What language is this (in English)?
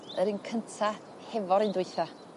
Welsh